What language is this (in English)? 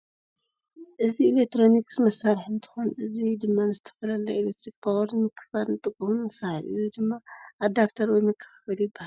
Tigrinya